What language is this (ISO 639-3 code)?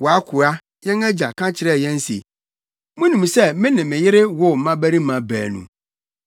aka